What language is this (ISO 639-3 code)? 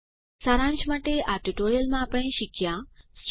guj